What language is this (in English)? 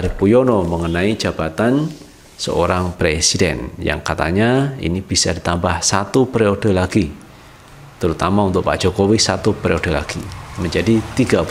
Indonesian